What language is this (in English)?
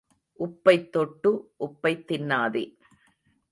Tamil